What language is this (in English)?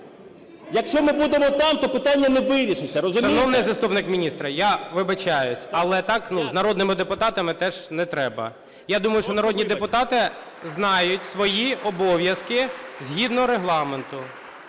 Ukrainian